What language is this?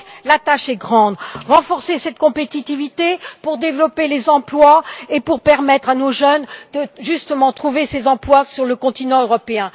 French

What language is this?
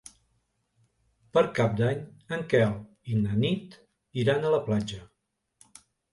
Catalan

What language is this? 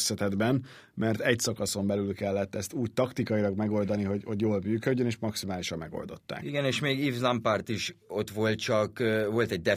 Hungarian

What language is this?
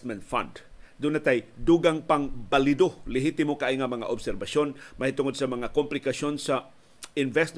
Filipino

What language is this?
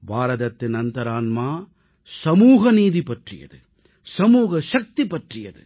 Tamil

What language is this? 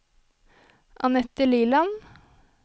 Norwegian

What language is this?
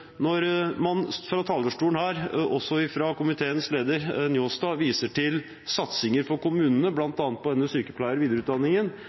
Norwegian Bokmål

